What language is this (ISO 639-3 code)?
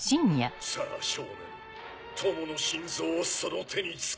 jpn